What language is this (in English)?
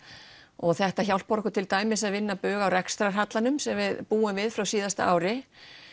Icelandic